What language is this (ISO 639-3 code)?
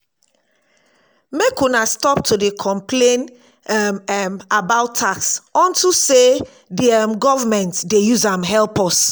pcm